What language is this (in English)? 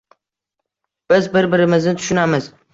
Uzbek